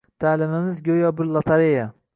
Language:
Uzbek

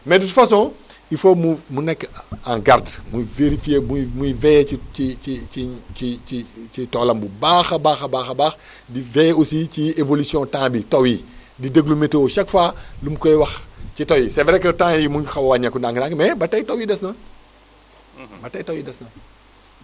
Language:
Wolof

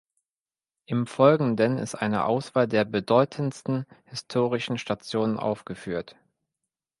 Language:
German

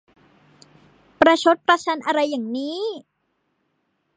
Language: Thai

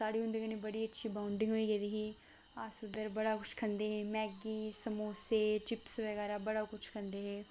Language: Dogri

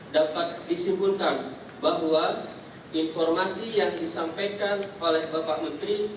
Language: Indonesian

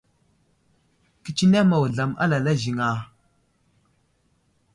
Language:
Wuzlam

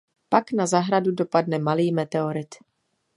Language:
Czech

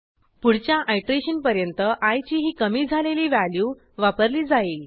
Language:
Marathi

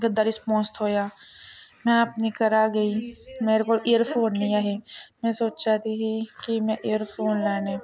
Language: Dogri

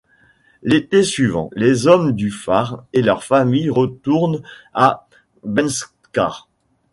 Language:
French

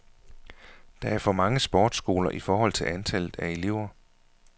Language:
Danish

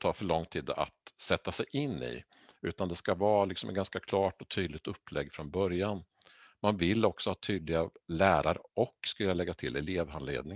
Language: Swedish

